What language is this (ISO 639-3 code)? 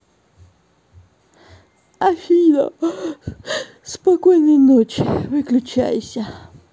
rus